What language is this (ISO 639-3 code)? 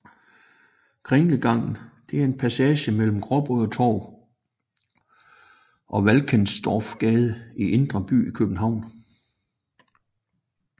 dan